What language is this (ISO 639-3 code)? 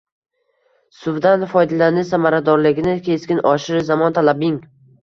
uzb